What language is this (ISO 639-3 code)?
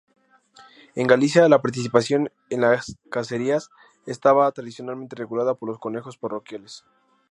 spa